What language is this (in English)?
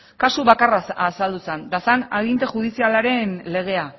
Basque